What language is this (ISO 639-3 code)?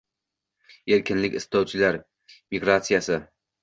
uzb